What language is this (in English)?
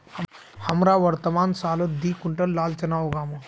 Magahi